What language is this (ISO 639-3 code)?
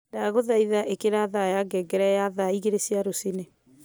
kik